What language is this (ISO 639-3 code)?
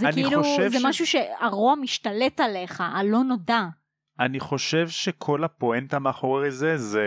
heb